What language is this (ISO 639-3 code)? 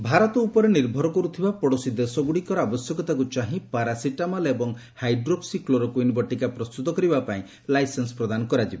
ori